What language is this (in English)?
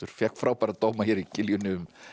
Icelandic